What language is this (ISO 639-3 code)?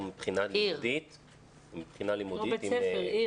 heb